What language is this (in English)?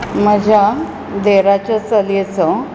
Konkani